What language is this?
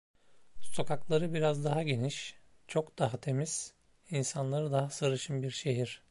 Turkish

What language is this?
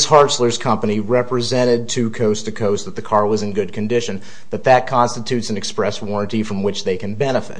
English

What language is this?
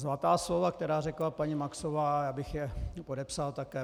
Czech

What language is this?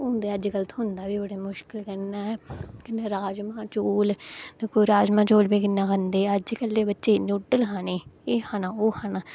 Dogri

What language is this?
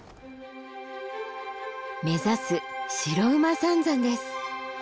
Japanese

